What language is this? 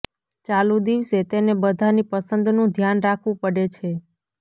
Gujarati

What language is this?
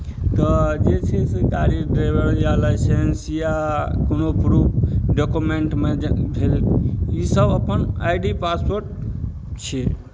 Maithili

